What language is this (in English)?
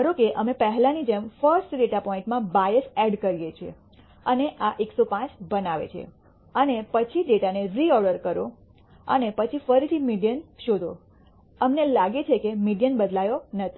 Gujarati